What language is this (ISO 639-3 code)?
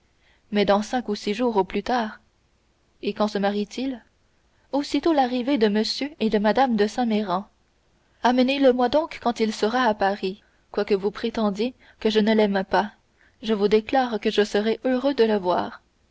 fra